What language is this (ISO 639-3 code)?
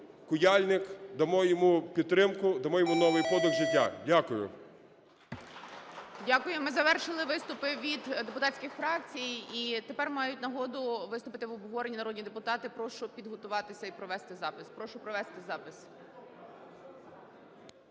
ukr